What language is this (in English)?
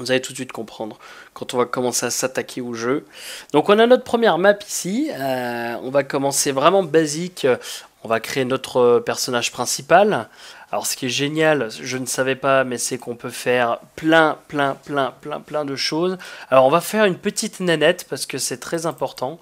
French